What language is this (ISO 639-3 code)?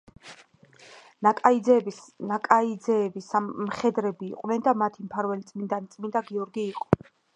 kat